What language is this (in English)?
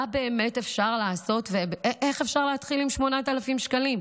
Hebrew